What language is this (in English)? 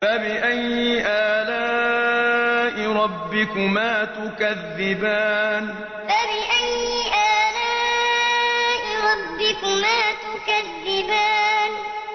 Arabic